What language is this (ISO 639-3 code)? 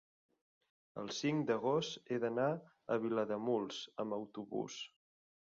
cat